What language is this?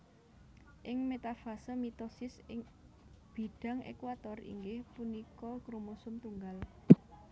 Javanese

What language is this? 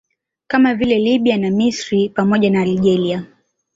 Swahili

